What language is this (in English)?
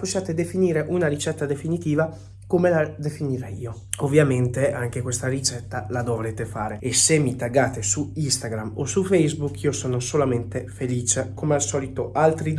Italian